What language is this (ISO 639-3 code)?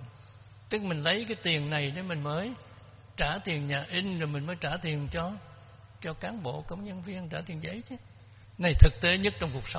vie